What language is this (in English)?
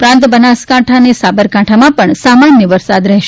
Gujarati